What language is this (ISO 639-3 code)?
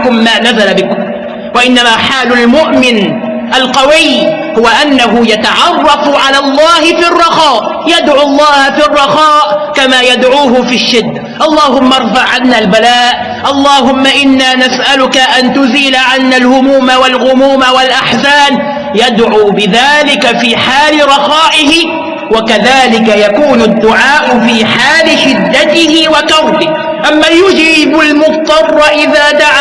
ara